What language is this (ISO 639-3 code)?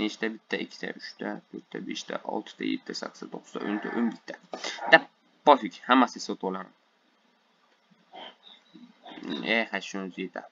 tur